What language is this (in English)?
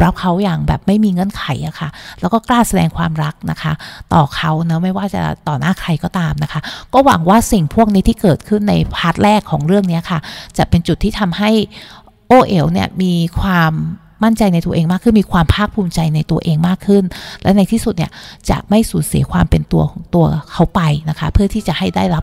Thai